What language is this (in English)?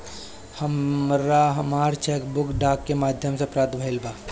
Bhojpuri